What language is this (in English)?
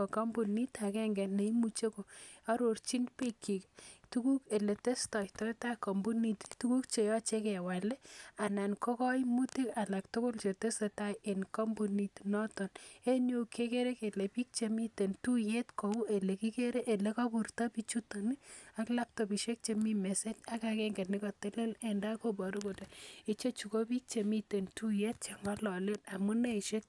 Kalenjin